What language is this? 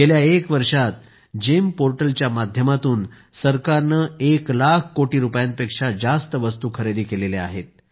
Marathi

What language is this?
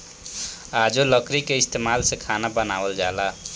Bhojpuri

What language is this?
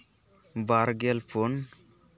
Santali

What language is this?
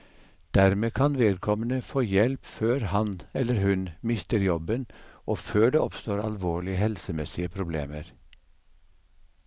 Norwegian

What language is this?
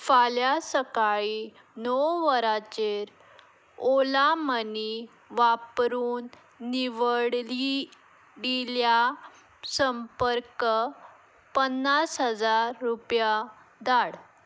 Konkani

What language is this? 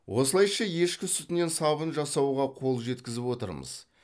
Kazakh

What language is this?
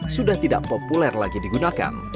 Indonesian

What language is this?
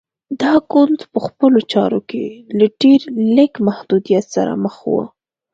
Pashto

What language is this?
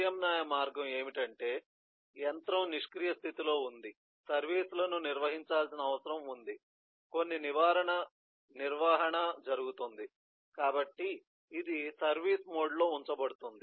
Telugu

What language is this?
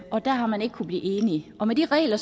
Danish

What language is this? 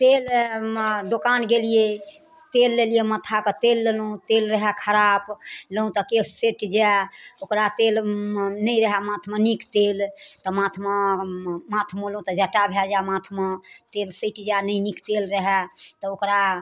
Maithili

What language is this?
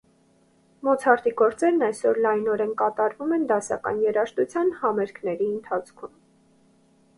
Armenian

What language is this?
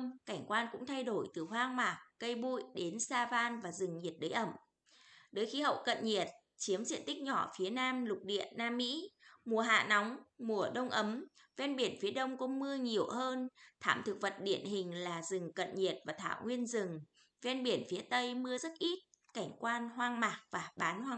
Vietnamese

